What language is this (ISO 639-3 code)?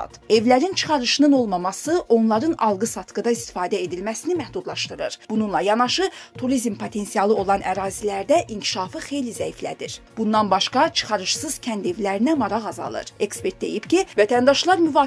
tur